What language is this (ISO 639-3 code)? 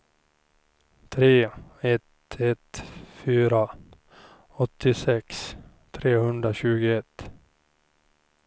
swe